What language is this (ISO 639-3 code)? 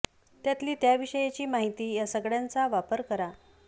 mar